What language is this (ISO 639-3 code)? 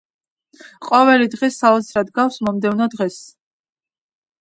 kat